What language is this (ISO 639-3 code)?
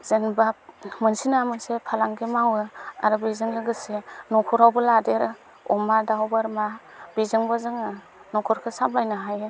brx